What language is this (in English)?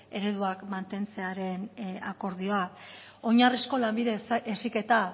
Basque